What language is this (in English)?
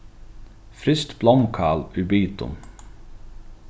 Faroese